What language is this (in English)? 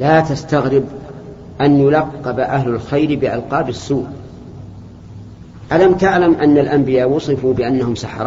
Arabic